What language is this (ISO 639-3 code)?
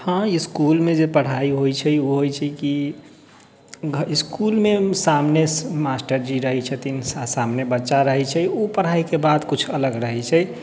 mai